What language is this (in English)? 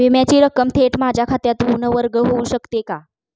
Marathi